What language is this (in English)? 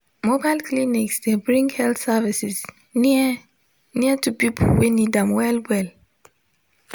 Nigerian Pidgin